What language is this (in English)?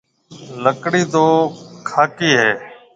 Marwari (Pakistan)